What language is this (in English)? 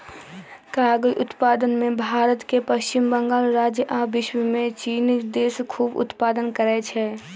Magahi